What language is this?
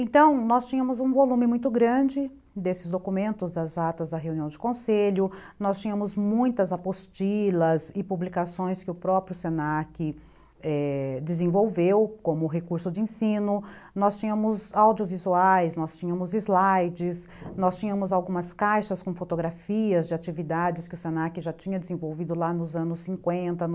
Portuguese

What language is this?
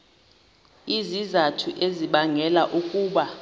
Xhosa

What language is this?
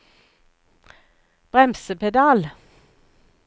Norwegian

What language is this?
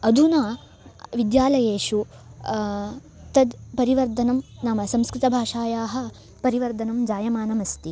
Sanskrit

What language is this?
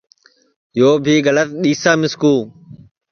Sansi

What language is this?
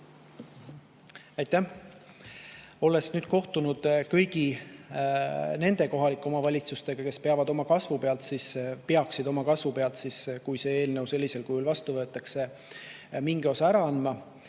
Estonian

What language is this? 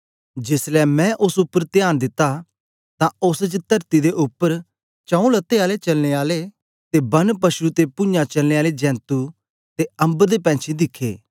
Dogri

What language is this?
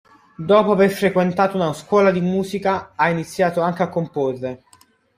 Italian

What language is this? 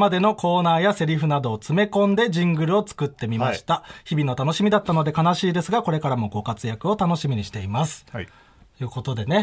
Japanese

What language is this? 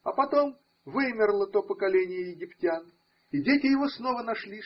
Russian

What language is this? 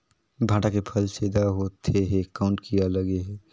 Chhattisgarhi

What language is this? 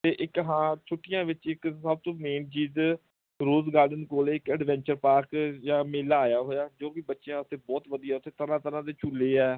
Punjabi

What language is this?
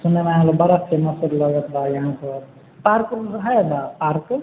Maithili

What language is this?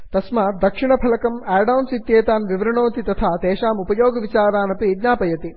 Sanskrit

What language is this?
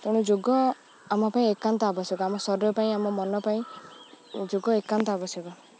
Odia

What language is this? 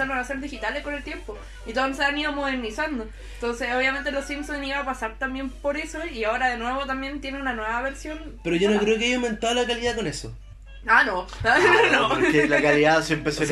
Spanish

